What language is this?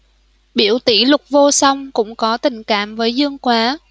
Vietnamese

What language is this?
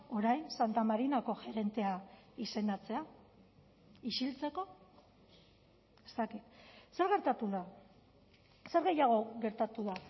Basque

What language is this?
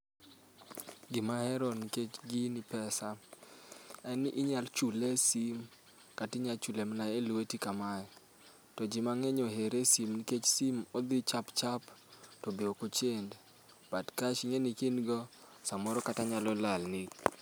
Luo (Kenya and Tanzania)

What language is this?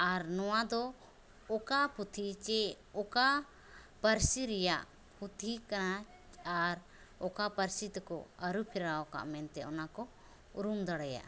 Santali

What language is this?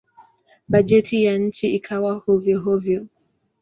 Swahili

